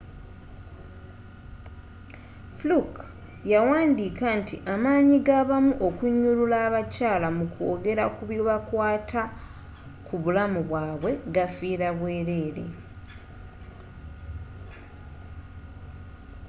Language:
Ganda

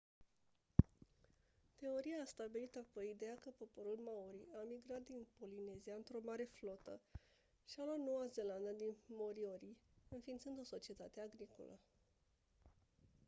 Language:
Romanian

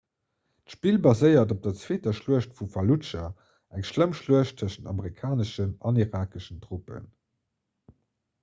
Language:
Luxembourgish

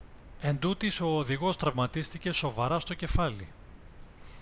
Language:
Greek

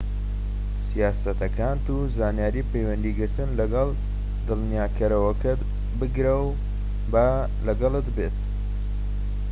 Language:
Central Kurdish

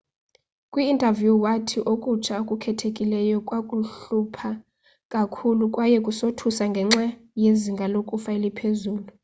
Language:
Xhosa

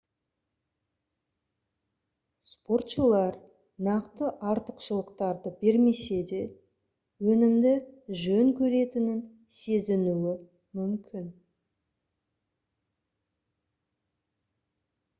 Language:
Kazakh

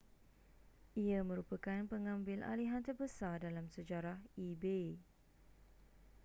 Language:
Malay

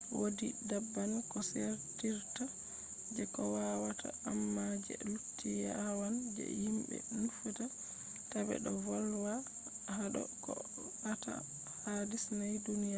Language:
Fula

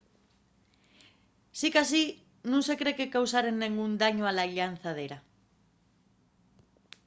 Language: Asturian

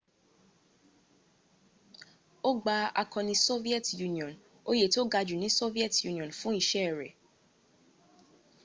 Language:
Yoruba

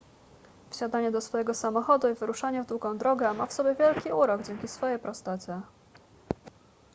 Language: Polish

